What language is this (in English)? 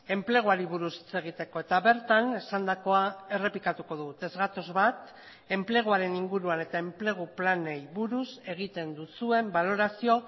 Basque